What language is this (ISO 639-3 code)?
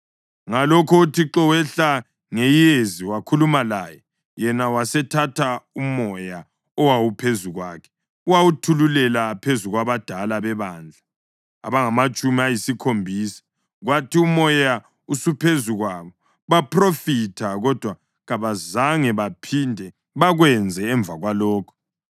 nde